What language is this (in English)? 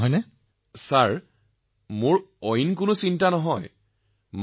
Assamese